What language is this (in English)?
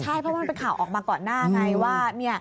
Thai